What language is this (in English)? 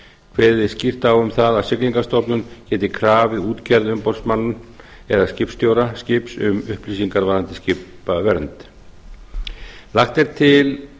Icelandic